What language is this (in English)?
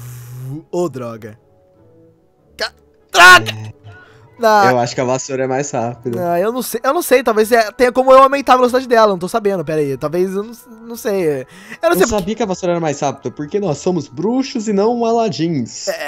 Portuguese